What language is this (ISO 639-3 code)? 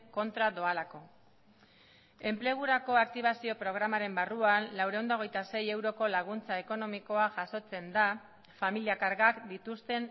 eus